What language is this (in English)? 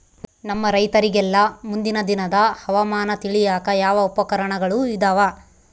Kannada